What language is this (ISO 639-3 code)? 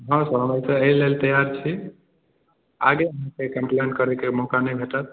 mai